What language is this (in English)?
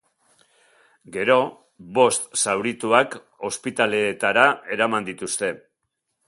Basque